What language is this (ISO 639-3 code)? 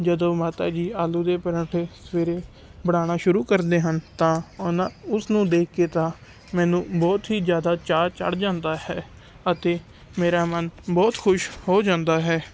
pan